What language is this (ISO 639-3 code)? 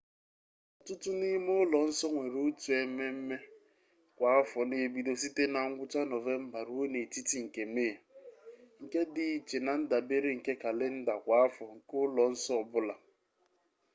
ibo